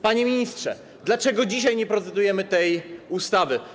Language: Polish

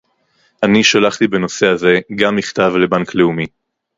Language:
Hebrew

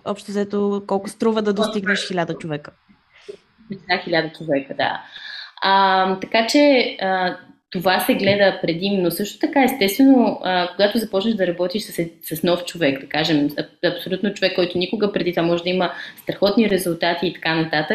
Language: Bulgarian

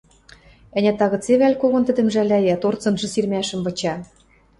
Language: Western Mari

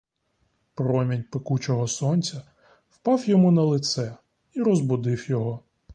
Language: Ukrainian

